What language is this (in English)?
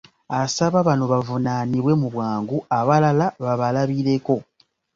Ganda